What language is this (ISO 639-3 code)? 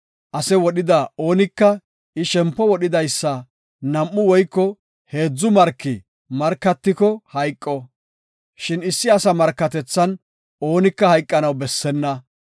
gof